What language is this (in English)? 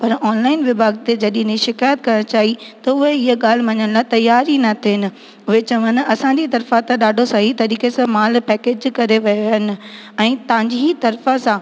Sindhi